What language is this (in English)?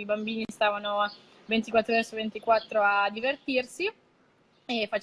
Italian